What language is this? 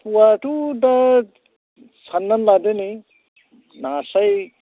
Bodo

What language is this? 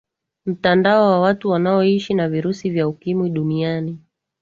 Swahili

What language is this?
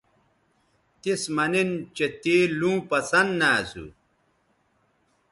Bateri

